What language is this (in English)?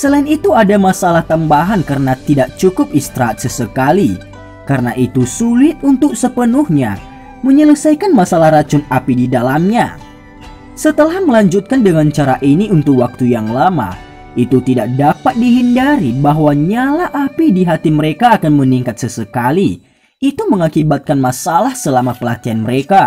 Indonesian